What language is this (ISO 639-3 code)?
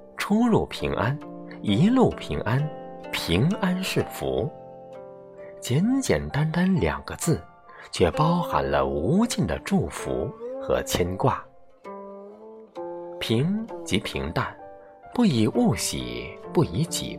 zho